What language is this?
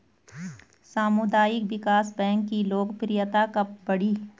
Hindi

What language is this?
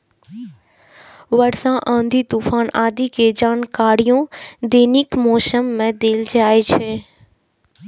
Maithili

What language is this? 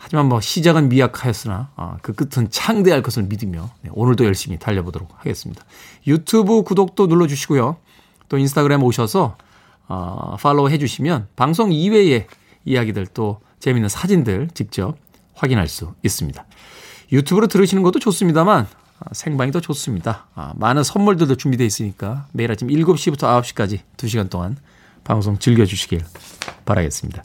Korean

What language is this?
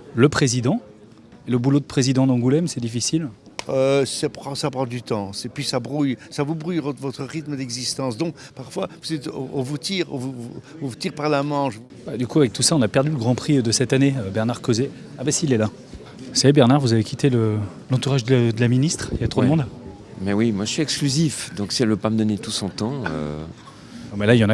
French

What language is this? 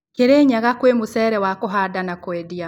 Kikuyu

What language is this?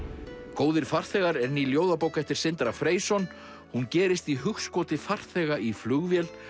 Icelandic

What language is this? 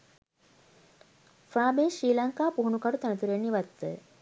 Sinhala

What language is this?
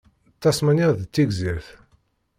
Kabyle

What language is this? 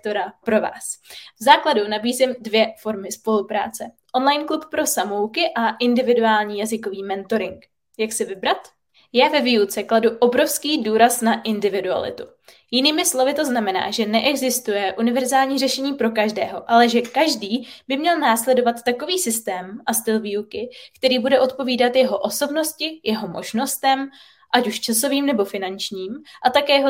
Czech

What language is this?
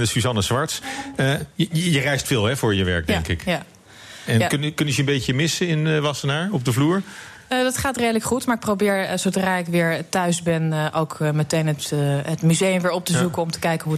Dutch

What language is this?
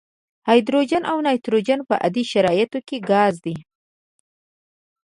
Pashto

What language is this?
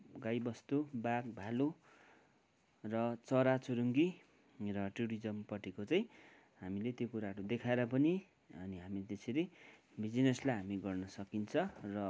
Nepali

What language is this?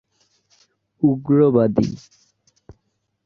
Bangla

